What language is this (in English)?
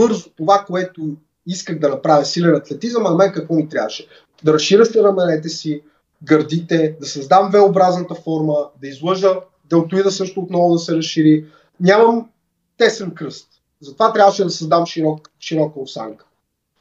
Bulgarian